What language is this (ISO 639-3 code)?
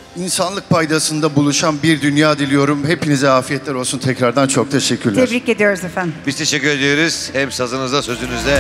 tur